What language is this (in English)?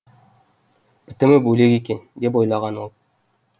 Kazakh